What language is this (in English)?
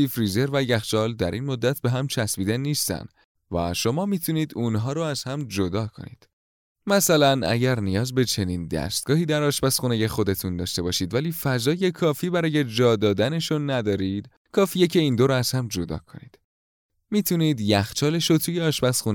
Persian